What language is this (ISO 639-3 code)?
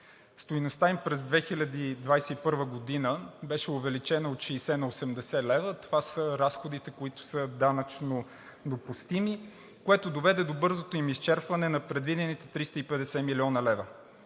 bul